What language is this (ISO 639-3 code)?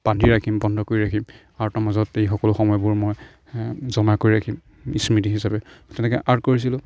asm